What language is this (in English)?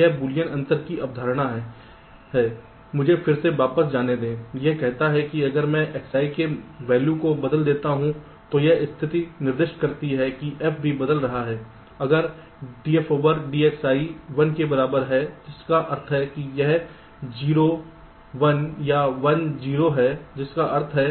Hindi